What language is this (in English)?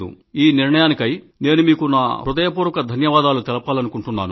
Telugu